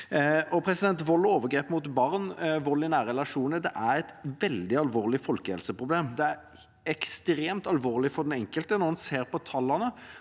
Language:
Norwegian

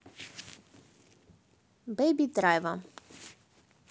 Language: Russian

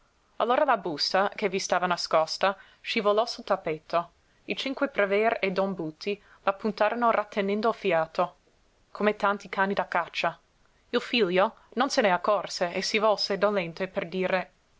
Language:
Italian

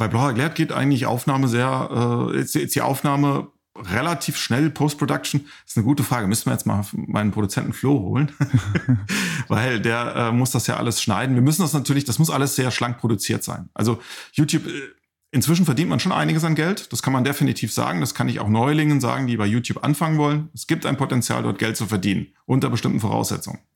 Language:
German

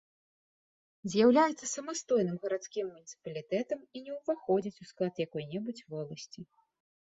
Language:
Belarusian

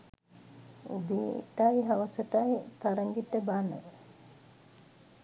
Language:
Sinhala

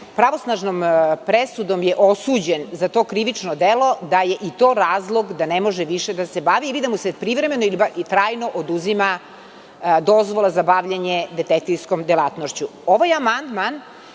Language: Serbian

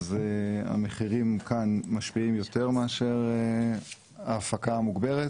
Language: Hebrew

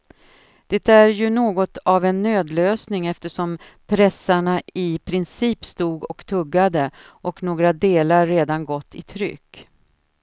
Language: Swedish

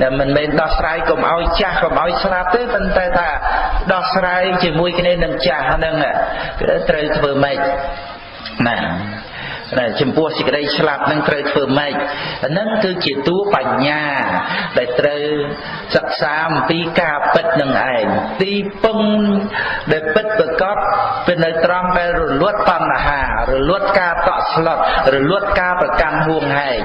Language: Khmer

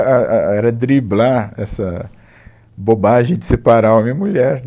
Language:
Portuguese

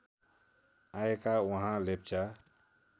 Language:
Nepali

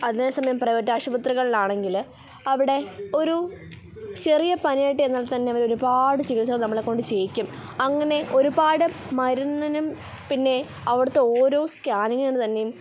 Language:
Malayalam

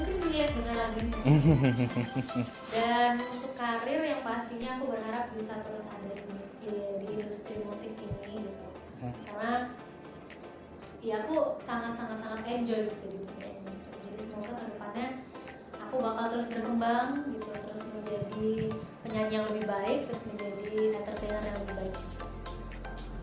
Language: Indonesian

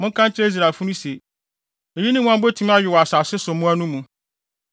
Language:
Akan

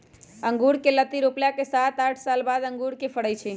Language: Magahi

